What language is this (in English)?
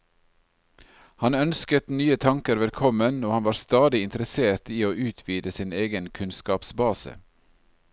Norwegian